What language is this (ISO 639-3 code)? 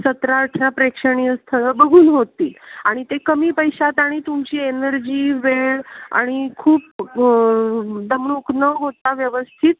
mar